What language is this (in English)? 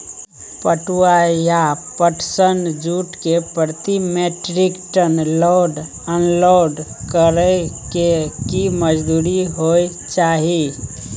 Maithili